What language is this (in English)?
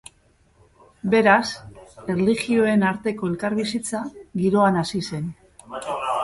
Basque